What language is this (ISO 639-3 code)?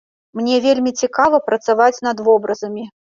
bel